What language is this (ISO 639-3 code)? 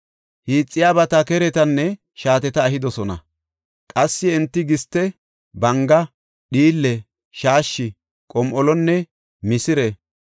gof